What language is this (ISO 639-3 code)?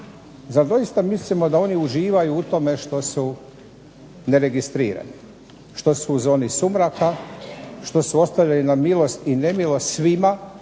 hrv